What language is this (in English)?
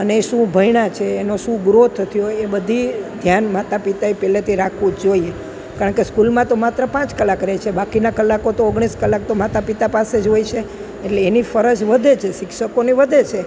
Gujarati